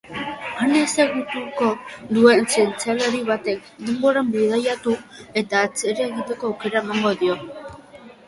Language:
Basque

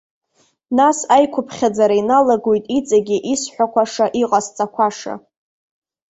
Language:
Abkhazian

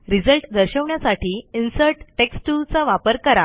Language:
Marathi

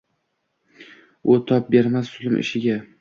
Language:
Uzbek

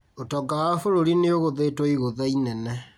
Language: Kikuyu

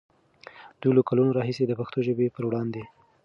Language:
Pashto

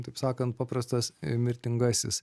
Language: Lithuanian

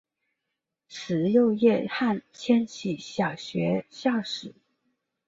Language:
Chinese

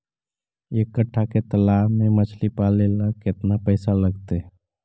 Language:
Magahi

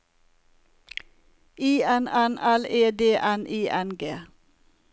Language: Norwegian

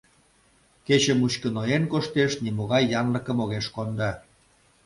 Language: Mari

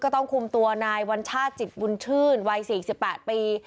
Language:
Thai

